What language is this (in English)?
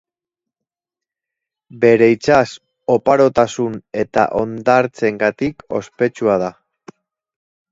Basque